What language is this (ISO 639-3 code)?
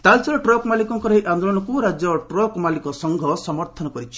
ori